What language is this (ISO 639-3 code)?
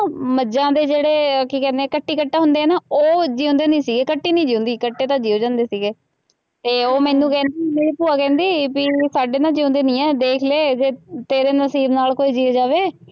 pan